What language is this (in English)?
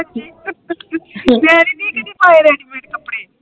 Punjabi